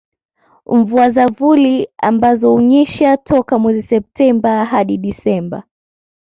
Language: Swahili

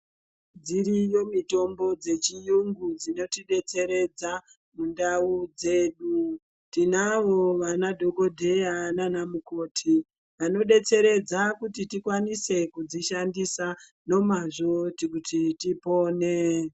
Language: Ndau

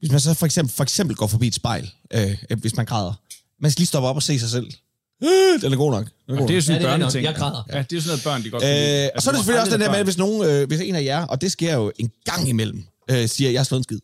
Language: Danish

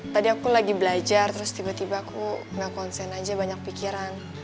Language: Indonesian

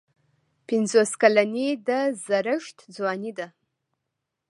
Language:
Pashto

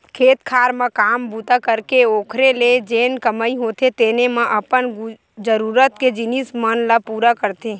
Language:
Chhattisgarhi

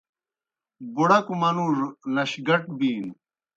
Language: Kohistani Shina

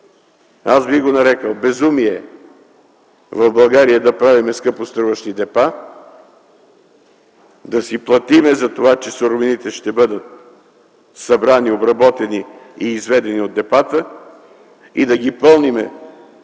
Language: Bulgarian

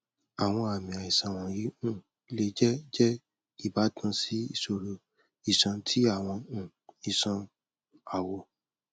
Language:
Yoruba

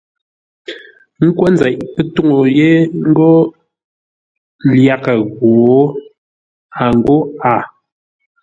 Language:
Ngombale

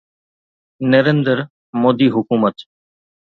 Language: Sindhi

